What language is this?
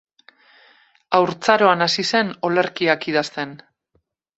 Basque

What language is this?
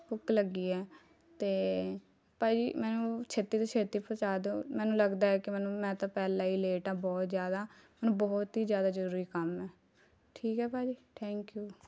Punjabi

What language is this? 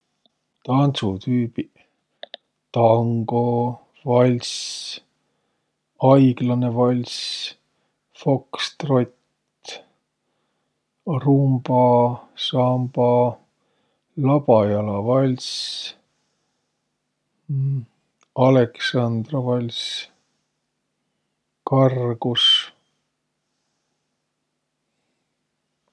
Võro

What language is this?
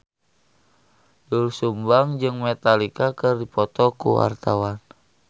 Sundanese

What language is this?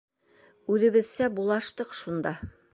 Bashkir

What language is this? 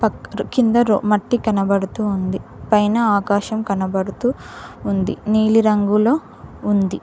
Telugu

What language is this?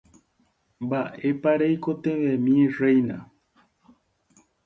Guarani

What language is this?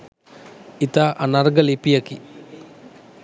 Sinhala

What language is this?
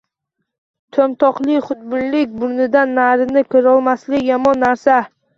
Uzbek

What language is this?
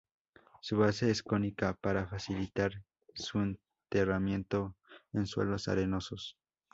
Spanish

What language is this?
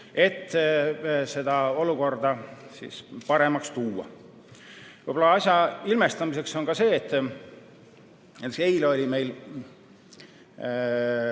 Estonian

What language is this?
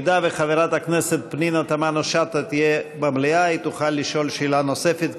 Hebrew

